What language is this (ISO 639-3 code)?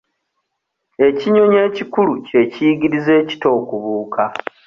lug